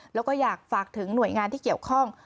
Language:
Thai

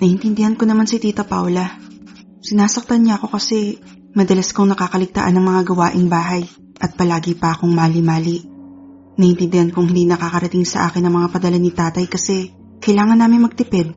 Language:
Filipino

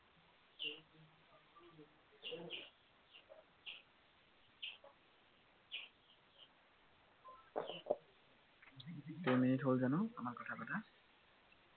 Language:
Assamese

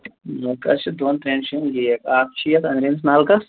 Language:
Kashmiri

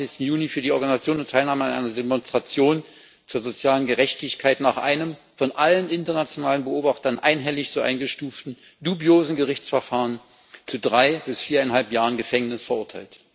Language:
German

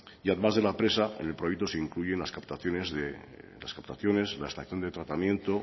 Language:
Spanish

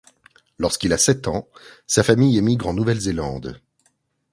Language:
French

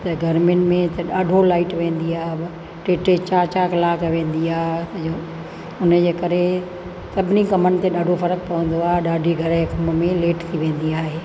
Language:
Sindhi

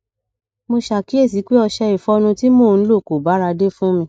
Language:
Yoruba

